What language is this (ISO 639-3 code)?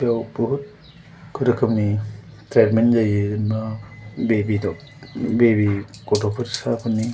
brx